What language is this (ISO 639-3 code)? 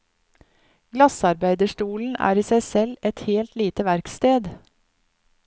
nor